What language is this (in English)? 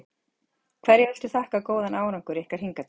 Icelandic